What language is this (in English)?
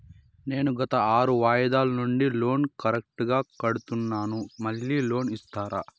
Telugu